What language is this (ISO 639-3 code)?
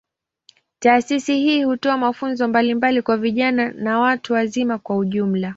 swa